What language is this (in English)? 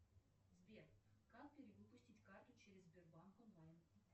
Russian